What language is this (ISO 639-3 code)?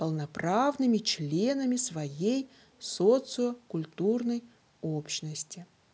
rus